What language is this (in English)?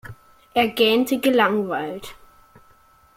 German